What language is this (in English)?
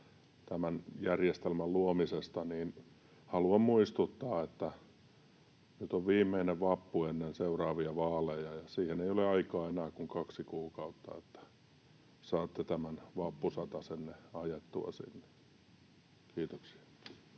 Finnish